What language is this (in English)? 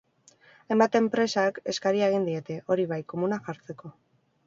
Basque